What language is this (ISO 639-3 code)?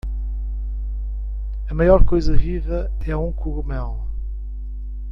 por